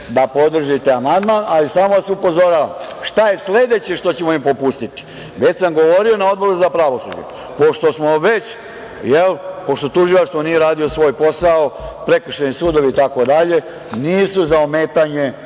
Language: Serbian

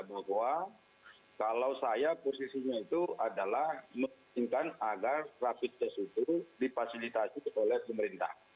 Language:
Indonesian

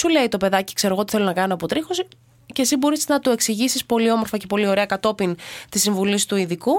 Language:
Greek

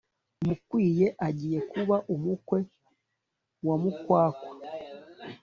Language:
Kinyarwanda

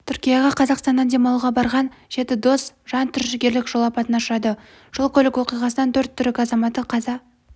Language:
Kazakh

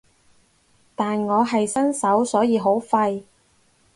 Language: Cantonese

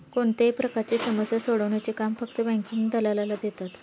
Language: Marathi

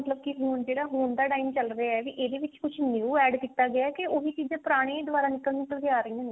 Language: Punjabi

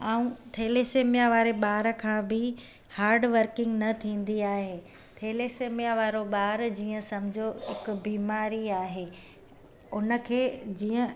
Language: Sindhi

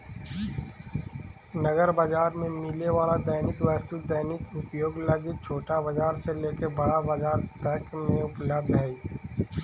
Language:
Magahi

